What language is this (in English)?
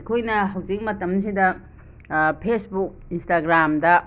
Manipuri